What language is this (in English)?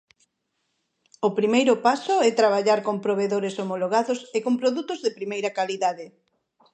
Galician